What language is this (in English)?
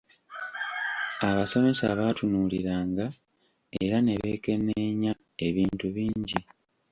Ganda